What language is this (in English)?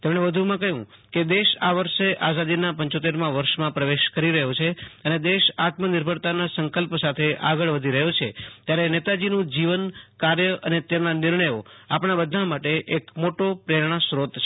Gujarati